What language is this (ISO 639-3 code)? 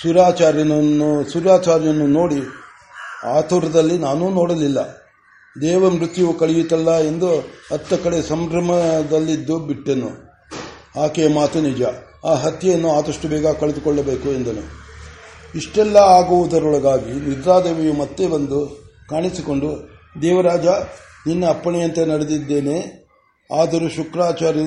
kan